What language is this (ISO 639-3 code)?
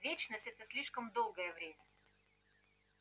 rus